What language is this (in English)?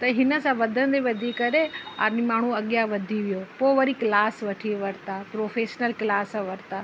Sindhi